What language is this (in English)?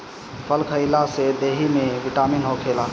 Bhojpuri